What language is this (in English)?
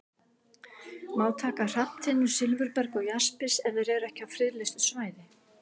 Icelandic